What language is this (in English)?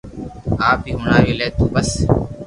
Loarki